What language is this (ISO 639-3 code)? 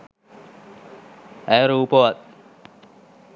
sin